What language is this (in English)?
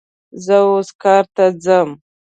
Pashto